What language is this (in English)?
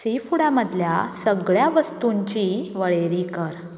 Konkani